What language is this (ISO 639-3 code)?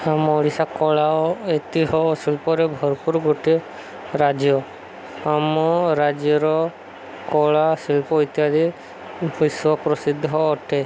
ori